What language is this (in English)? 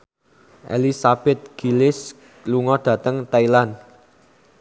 Javanese